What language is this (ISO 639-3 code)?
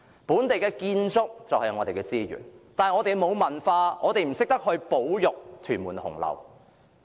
yue